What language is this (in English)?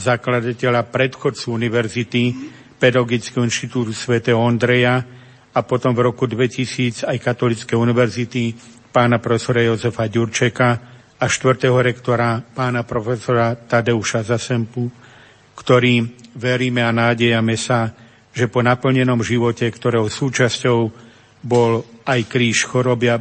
Slovak